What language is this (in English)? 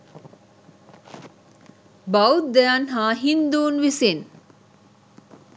Sinhala